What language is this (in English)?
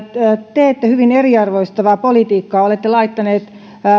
Finnish